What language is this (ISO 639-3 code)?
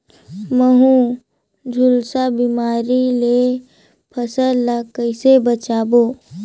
hne